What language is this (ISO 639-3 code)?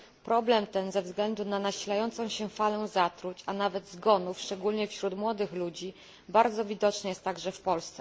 pol